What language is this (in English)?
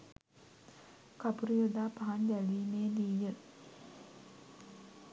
Sinhala